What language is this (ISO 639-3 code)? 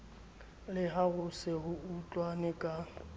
sot